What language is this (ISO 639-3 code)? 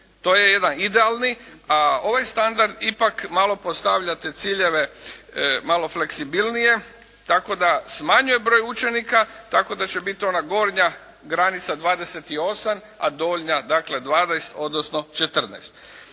hrv